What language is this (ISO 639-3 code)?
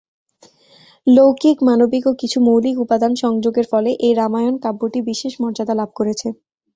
ben